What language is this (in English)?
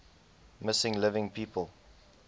English